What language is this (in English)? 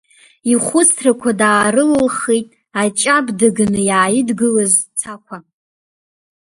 Abkhazian